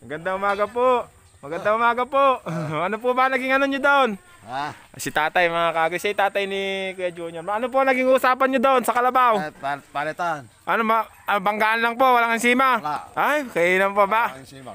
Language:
Filipino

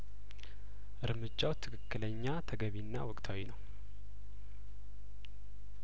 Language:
Amharic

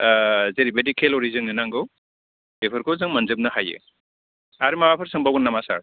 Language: Bodo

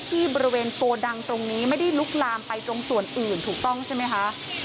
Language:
Thai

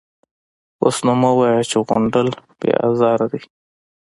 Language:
Pashto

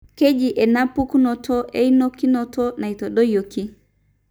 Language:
Masai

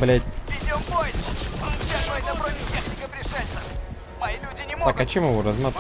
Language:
Russian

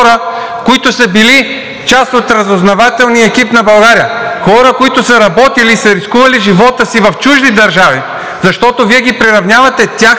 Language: Bulgarian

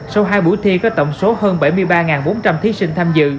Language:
Vietnamese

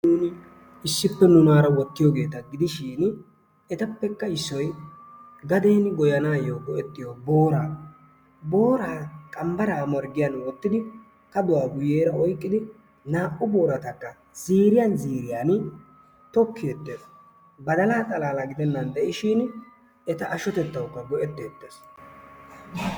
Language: Wolaytta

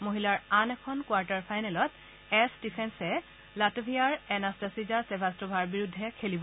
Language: Assamese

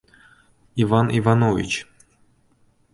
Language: Uzbek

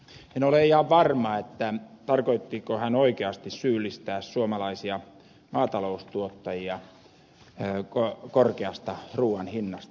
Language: Finnish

